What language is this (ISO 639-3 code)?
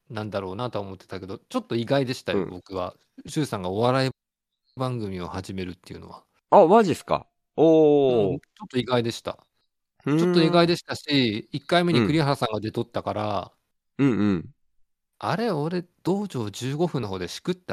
jpn